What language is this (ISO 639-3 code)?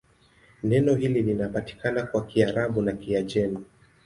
swa